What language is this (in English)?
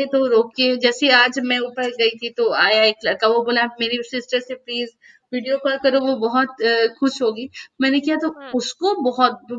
Hindi